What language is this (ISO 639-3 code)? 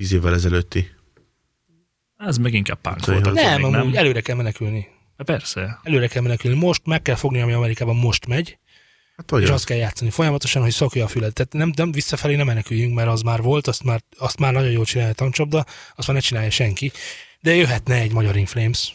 hun